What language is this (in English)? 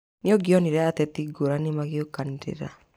Kikuyu